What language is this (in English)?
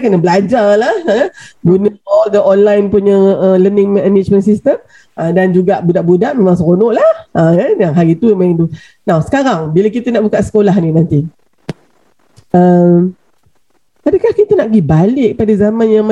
Malay